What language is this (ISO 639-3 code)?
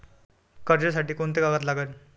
mar